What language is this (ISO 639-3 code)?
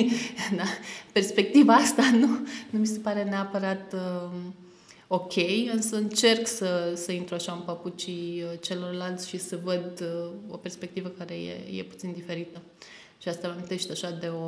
ron